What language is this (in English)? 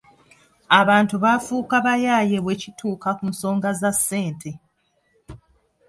Ganda